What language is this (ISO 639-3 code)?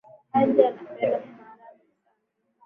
swa